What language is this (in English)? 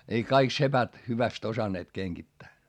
Finnish